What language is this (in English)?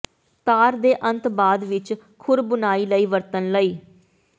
Punjabi